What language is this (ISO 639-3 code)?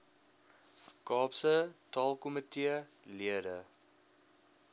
afr